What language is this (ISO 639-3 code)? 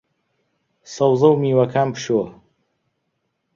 ckb